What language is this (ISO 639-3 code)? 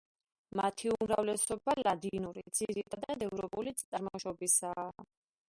kat